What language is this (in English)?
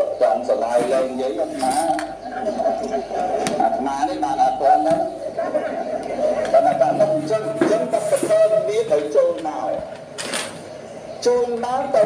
Vietnamese